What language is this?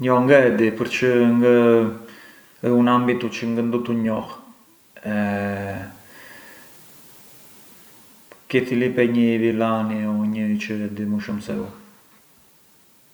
Arbëreshë Albanian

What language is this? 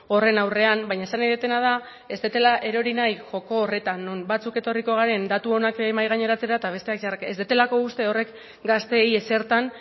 Basque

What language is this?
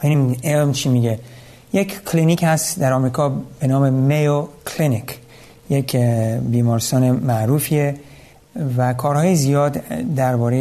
Persian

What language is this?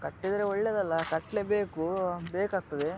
Kannada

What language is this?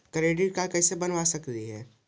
Magahi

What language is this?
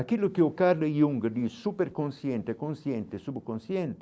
Portuguese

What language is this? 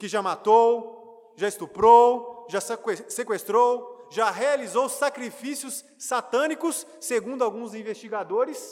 Portuguese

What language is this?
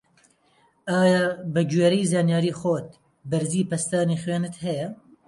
Central Kurdish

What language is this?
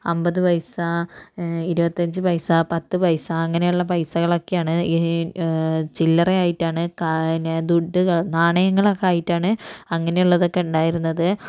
Malayalam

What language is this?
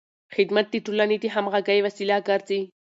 Pashto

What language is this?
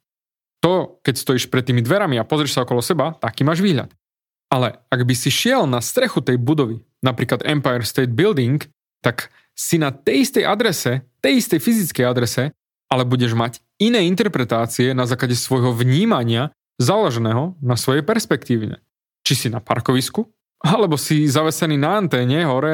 Slovak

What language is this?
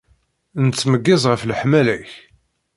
Kabyle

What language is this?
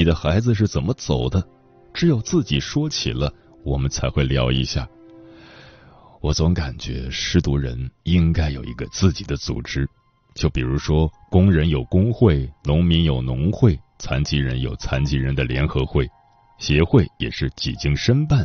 Chinese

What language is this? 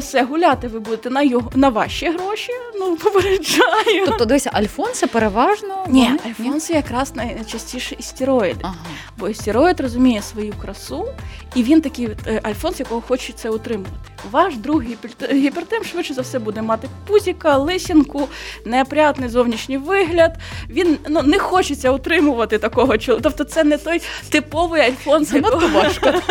Ukrainian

